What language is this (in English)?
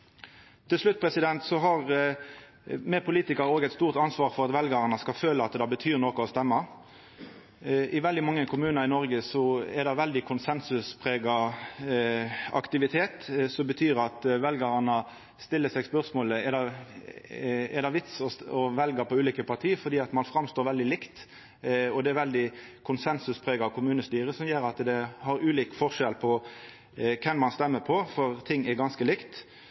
Norwegian Nynorsk